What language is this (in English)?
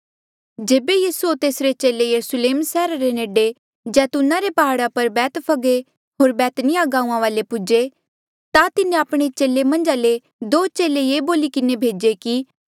Mandeali